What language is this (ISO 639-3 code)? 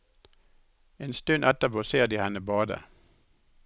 nor